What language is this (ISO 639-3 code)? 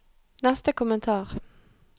nor